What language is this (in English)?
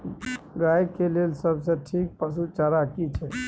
Maithili